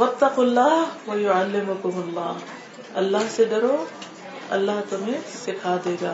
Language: Urdu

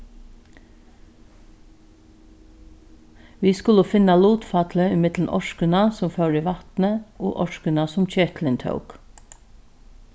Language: Faroese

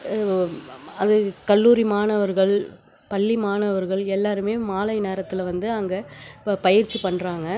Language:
Tamil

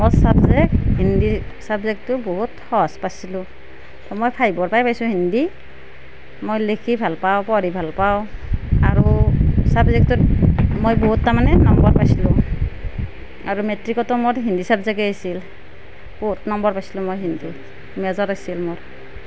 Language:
Assamese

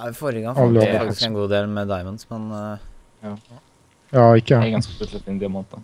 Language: Norwegian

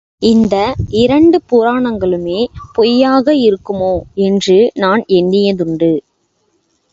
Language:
Tamil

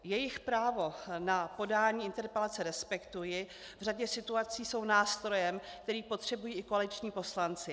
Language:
Czech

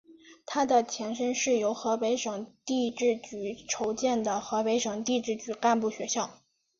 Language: Chinese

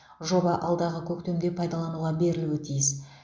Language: Kazakh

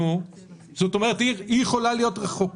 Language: Hebrew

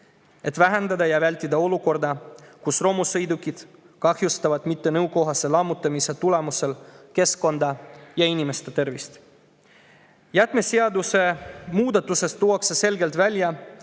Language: Estonian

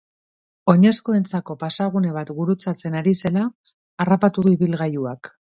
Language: Basque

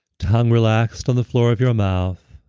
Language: English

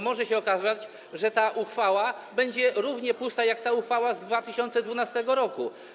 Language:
Polish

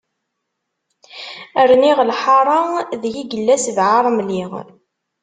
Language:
Kabyle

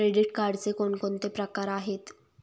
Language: Marathi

